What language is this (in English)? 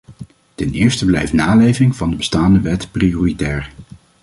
Dutch